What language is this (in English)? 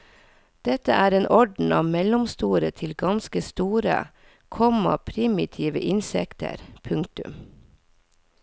Norwegian